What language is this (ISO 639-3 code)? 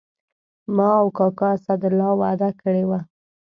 pus